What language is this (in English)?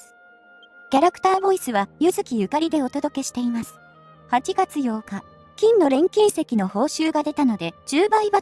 Japanese